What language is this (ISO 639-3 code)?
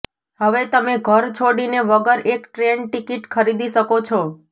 guj